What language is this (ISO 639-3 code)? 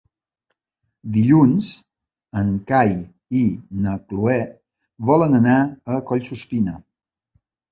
cat